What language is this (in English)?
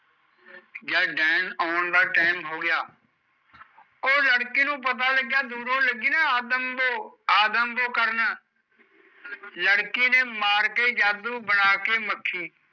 Punjabi